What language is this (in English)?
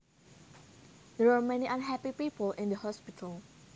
Javanese